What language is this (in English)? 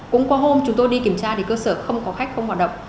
Vietnamese